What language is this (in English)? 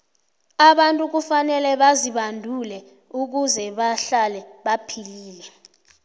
South Ndebele